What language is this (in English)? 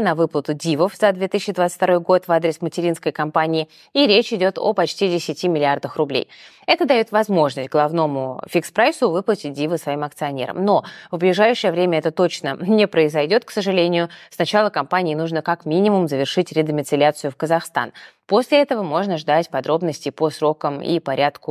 Russian